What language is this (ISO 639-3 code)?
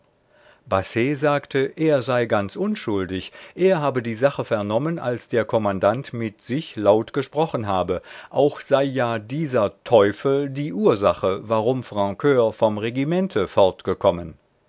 deu